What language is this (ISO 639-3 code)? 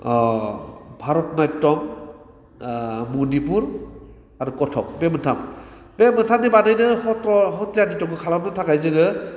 brx